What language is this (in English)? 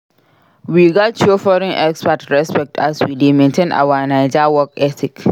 Nigerian Pidgin